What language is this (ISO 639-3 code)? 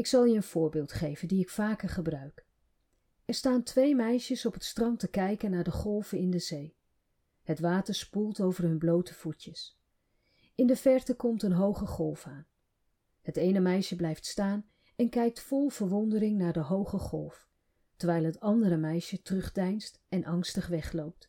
nld